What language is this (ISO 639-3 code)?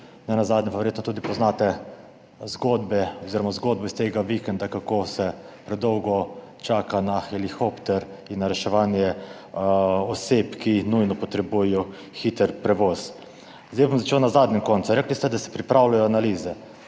slv